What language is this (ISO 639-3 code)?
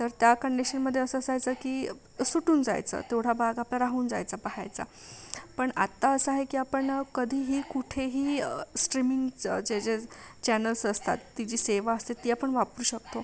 mar